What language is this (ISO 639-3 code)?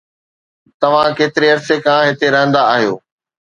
snd